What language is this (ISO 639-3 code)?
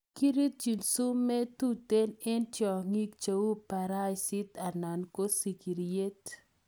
kln